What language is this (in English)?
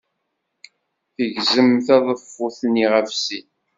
Kabyle